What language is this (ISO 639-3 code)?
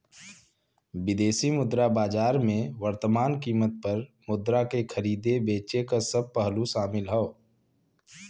bho